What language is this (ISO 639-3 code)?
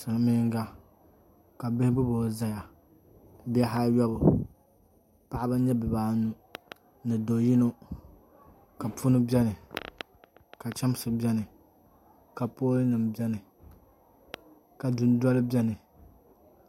dag